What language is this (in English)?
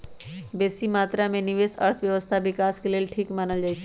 Magahi